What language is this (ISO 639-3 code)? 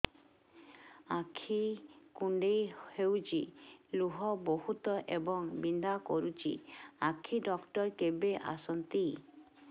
ori